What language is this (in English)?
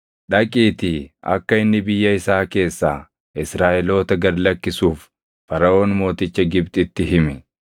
Oromo